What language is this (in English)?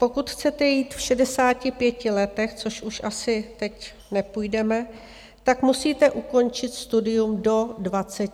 Czech